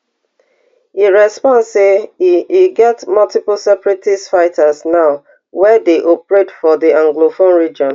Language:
Nigerian Pidgin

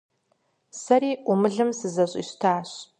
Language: Kabardian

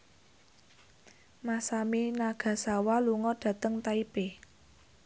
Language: Javanese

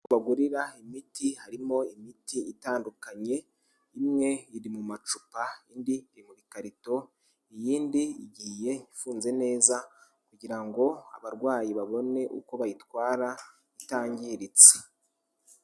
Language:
Kinyarwanda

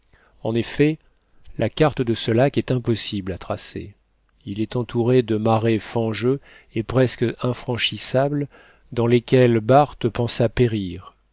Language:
French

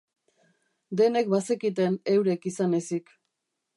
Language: Basque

